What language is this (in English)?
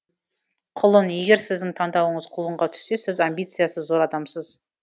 Kazakh